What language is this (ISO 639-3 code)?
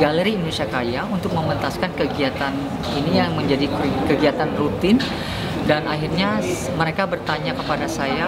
ind